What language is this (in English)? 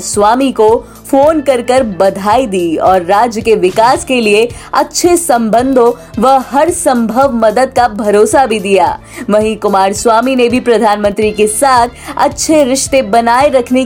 Hindi